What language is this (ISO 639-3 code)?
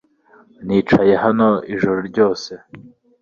kin